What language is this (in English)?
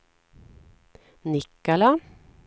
Swedish